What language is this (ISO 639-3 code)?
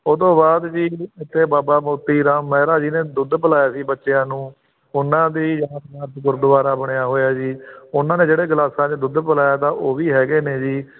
pan